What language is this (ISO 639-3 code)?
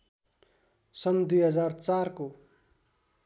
nep